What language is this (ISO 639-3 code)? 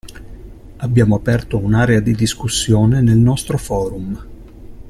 ita